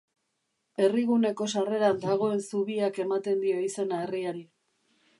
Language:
Basque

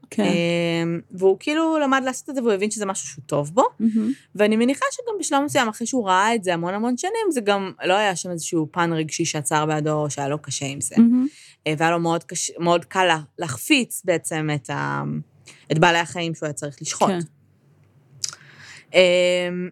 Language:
Hebrew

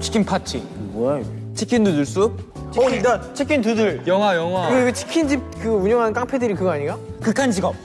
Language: Korean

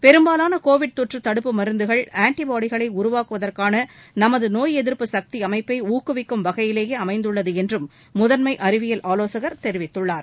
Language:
Tamil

